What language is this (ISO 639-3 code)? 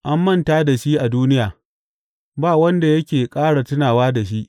hau